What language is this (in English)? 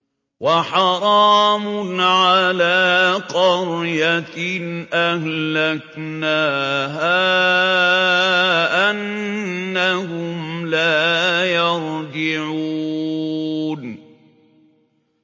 Arabic